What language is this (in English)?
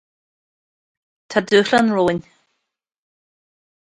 Irish